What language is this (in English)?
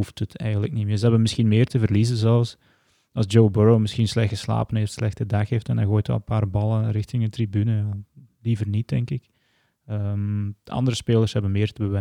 Dutch